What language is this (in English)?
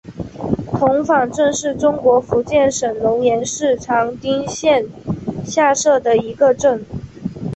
Chinese